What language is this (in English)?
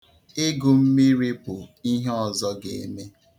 Igbo